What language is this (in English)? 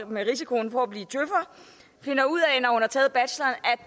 Danish